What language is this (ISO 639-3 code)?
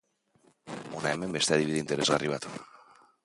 eus